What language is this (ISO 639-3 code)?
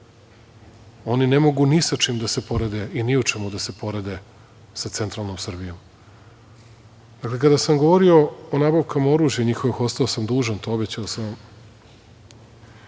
srp